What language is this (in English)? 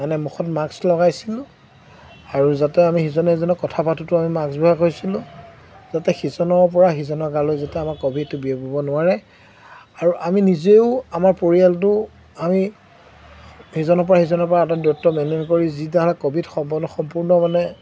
Assamese